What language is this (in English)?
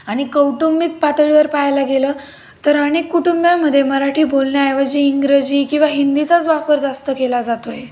Marathi